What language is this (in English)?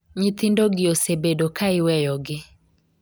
Luo (Kenya and Tanzania)